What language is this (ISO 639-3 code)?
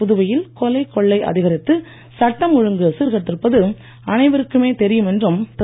tam